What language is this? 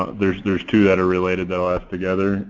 English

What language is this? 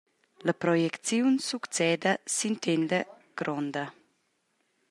Romansh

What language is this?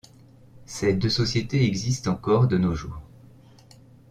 French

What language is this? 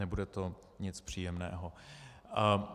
Czech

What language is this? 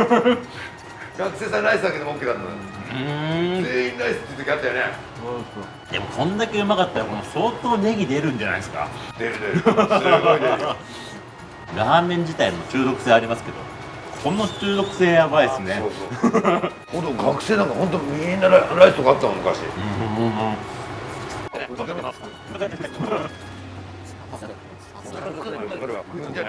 Japanese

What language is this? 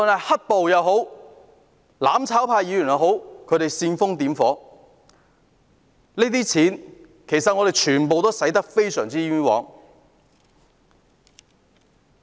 Cantonese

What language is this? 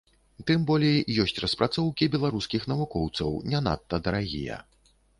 Belarusian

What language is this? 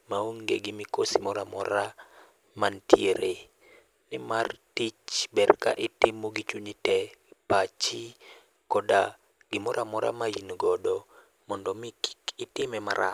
Luo (Kenya and Tanzania)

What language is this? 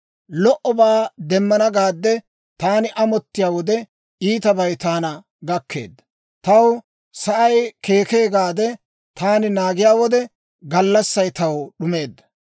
Dawro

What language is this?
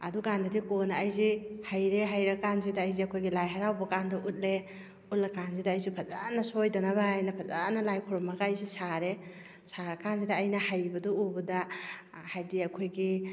Manipuri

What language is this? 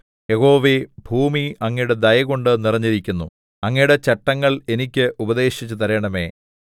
Malayalam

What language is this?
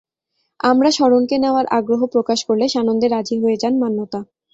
Bangla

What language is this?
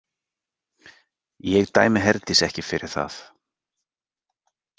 Icelandic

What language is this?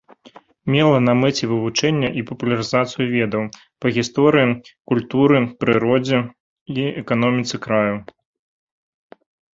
Belarusian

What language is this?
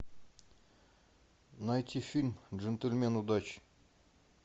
Russian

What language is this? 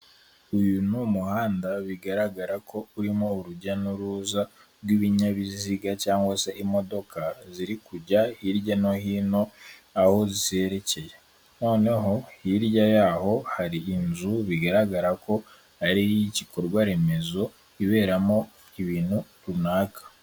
Kinyarwanda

